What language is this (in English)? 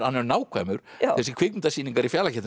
Icelandic